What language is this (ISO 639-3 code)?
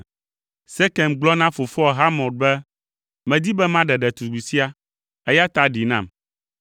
ewe